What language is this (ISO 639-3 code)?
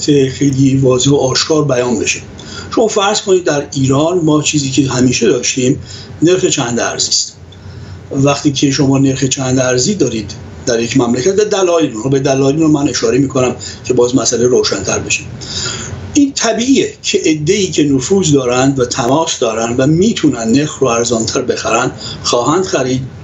fas